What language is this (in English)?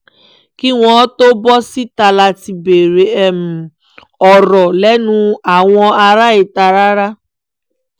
Yoruba